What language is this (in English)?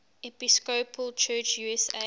English